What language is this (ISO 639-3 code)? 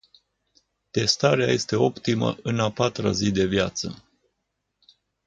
ron